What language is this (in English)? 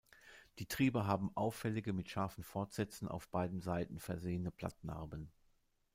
German